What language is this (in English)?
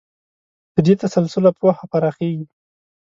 Pashto